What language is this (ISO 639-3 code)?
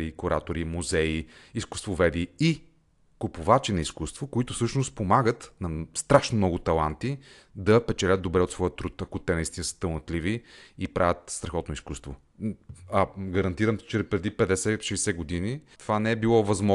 bul